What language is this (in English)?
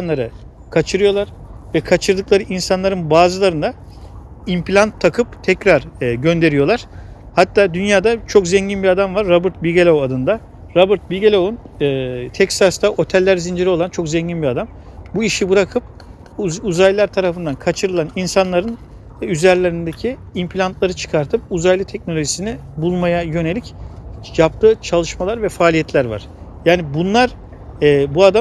Turkish